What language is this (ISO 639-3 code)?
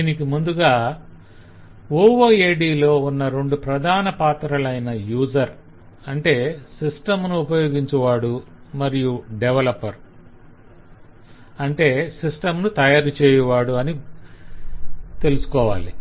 tel